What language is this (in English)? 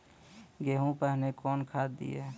Maithili